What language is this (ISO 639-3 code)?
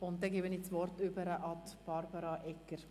gsw